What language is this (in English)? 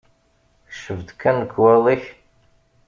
Kabyle